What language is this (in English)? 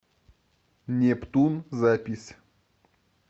Russian